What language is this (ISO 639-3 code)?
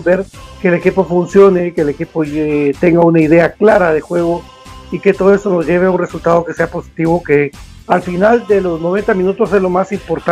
spa